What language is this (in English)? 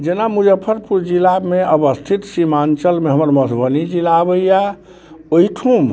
Maithili